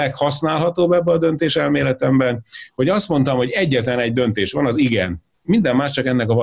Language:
Hungarian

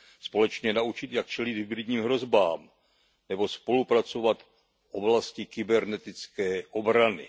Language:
Czech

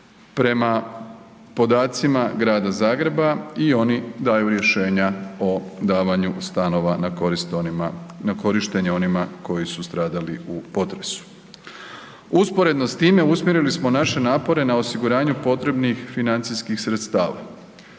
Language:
Croatian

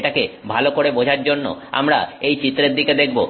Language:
Bangla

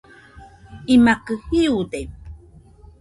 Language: Nüpode Huitoto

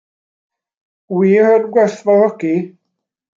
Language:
Welsh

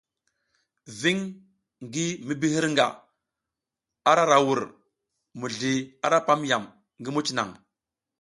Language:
South Giziga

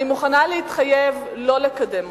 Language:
Hebrew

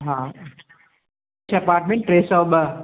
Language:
Sindhi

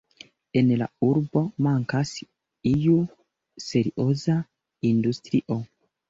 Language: Esperanto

